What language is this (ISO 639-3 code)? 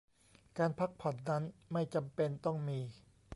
tha